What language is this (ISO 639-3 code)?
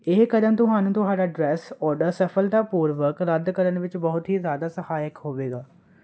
pan